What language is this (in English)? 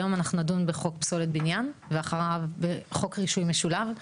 Hebrew